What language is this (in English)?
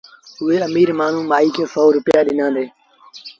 Sindhi Bhil